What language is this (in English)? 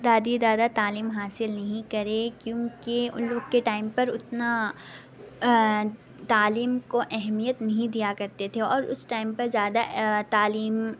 Urdu